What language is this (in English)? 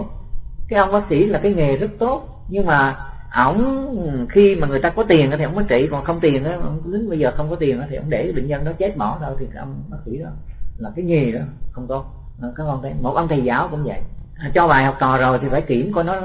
Vietnamese